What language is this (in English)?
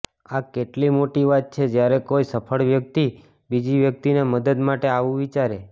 Gujarati